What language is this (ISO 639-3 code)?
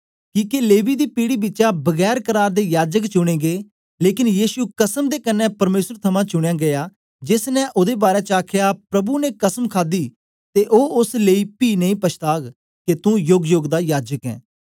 doi